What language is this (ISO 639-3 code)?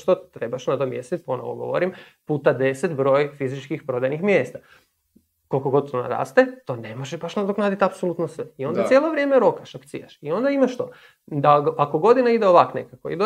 hrv